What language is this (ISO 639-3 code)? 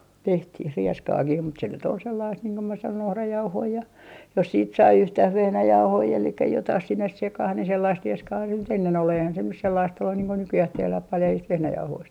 fin